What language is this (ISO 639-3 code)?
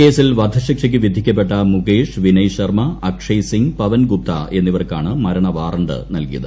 mal